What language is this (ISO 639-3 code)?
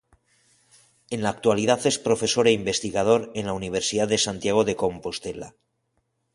spa